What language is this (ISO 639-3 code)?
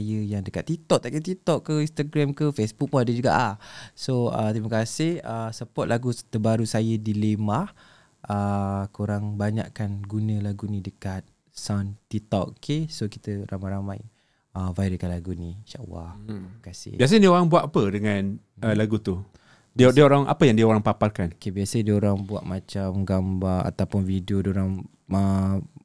msa